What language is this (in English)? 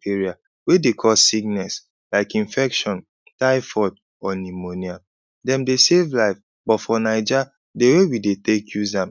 Nigerian Pidgin